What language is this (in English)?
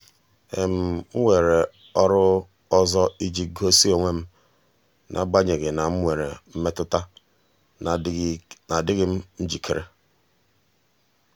Igbo